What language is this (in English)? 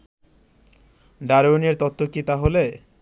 Bangla